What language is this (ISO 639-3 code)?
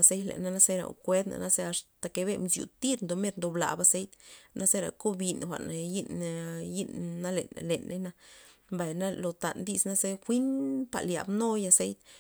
ztp